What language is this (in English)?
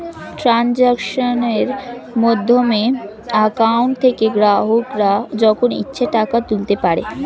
Bangla